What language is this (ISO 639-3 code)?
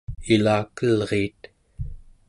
esu